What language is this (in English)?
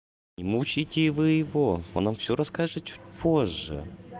Russian